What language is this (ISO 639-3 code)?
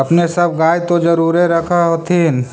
mag